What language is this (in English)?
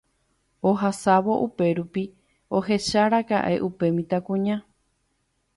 Guarani